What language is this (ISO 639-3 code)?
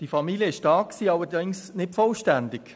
gsw